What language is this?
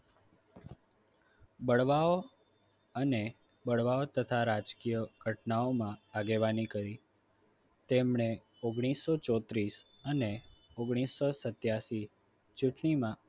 Gujarati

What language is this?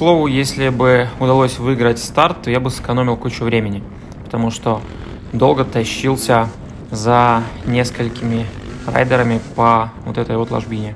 Russian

